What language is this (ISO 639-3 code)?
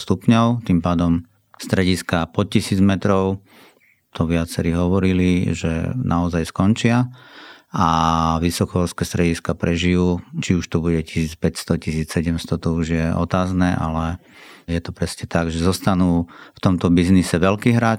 slk